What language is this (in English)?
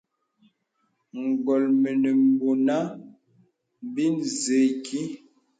Bebele